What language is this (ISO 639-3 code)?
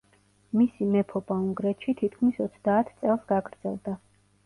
kat